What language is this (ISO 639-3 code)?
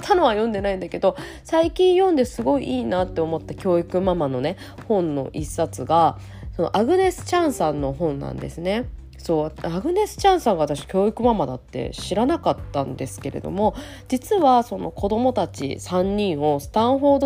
jpn